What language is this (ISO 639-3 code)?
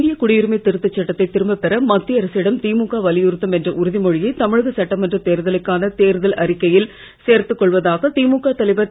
tam